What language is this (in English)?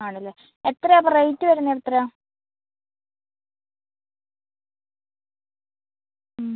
Malayalam